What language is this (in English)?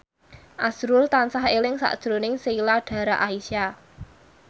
Javanese